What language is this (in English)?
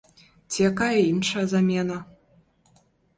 Belarusian